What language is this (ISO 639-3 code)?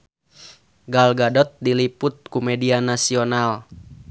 sun